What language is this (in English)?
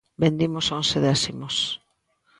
Galician